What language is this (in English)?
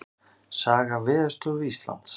Icelandic